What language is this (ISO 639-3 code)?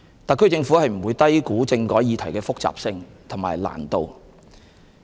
yue